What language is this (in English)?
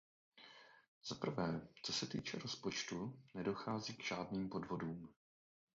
Czech